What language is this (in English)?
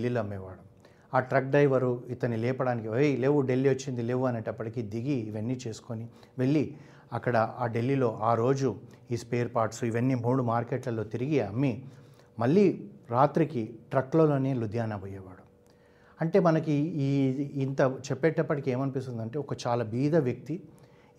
Telugu